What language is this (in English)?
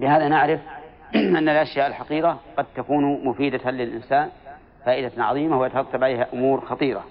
Arabic